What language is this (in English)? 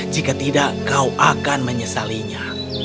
Indonesian